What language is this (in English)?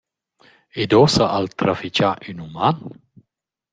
Romansh